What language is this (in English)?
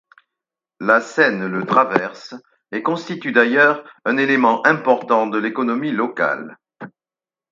French